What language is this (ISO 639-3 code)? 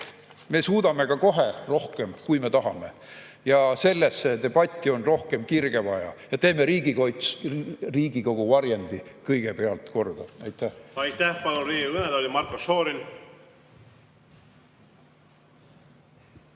est